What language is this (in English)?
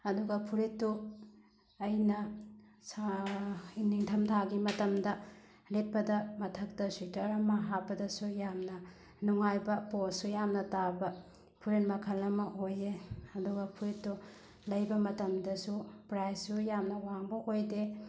Manipuri